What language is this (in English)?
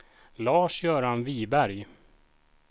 Swedish